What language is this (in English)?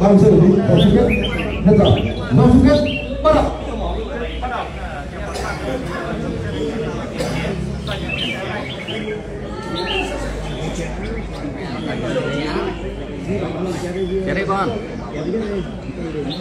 Vietnamese